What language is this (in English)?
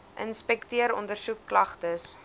Afrikaans